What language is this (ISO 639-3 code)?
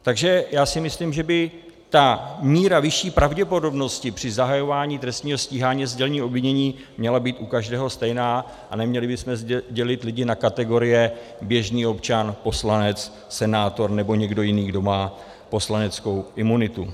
ces